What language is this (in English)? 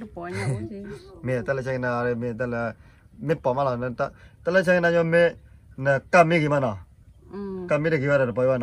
Thai